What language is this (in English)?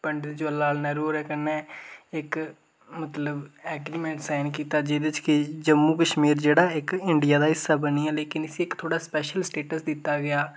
Dogri